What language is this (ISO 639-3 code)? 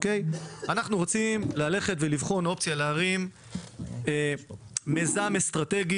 heb